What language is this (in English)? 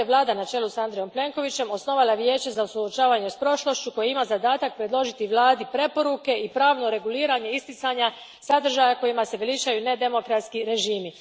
Croatian